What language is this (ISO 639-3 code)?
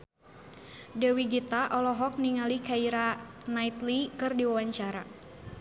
sun